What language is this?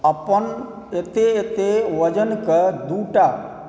Maithili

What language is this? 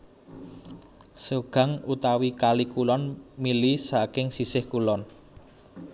Javanese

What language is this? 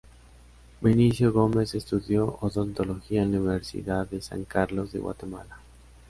Spanish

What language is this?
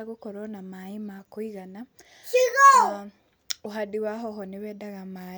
Kikuyu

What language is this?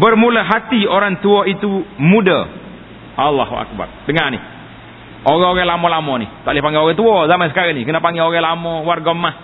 Malay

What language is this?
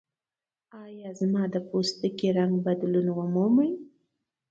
Pashto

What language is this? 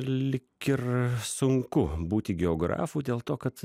Lithuanian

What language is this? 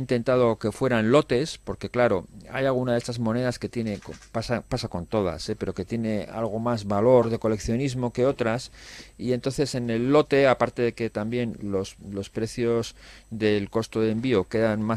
Spanish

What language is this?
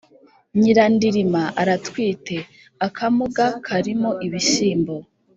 Kinyarwanda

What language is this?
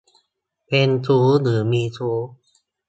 Thai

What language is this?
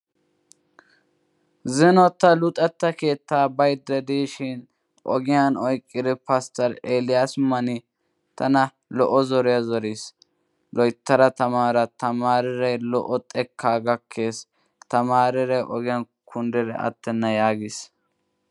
Wolaytta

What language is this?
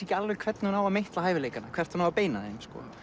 Icelandic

